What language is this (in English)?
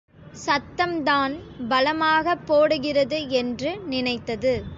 Tamil